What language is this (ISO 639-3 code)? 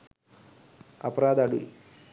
sin